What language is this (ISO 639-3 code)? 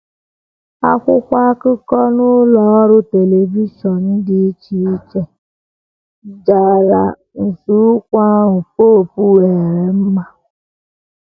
ibo